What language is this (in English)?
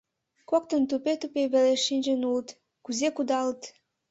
Mari